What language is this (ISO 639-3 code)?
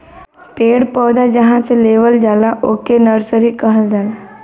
bho